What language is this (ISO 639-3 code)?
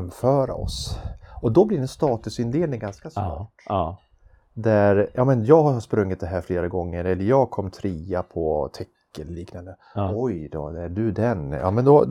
swe